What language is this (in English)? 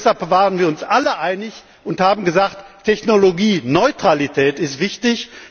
German